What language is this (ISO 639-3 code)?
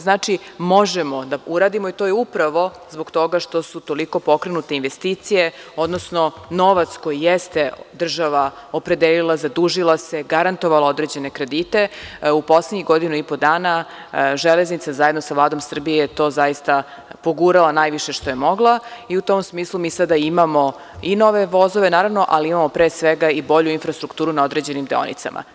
srp